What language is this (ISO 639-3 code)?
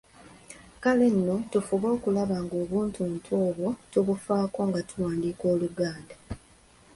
lug